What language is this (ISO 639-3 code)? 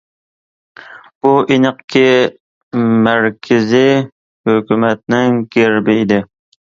uig